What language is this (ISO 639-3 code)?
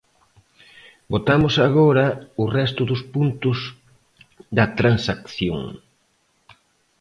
glg